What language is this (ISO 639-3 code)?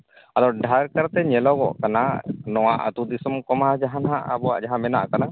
sat